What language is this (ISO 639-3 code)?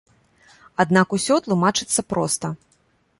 bel